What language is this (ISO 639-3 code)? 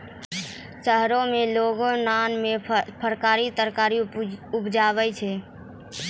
mai